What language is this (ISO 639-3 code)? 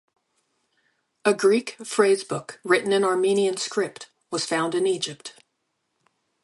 eng